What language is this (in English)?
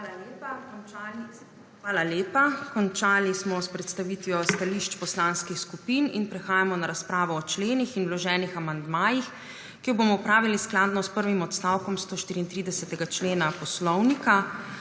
Slovenian